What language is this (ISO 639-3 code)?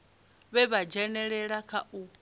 ven